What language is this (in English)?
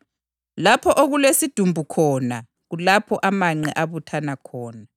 North Ndebele